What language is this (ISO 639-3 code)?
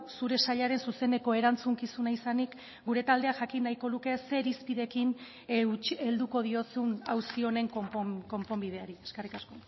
eus